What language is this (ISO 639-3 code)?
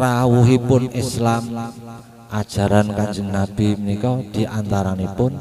ind